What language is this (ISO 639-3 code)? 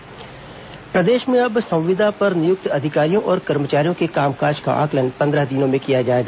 hin